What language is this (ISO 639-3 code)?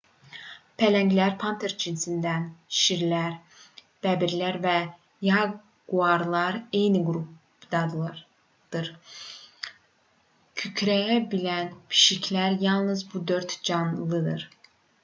aze